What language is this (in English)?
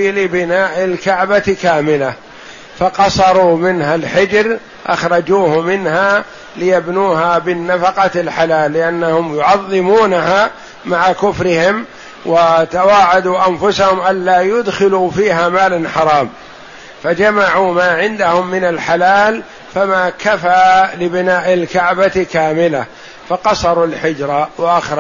Arabic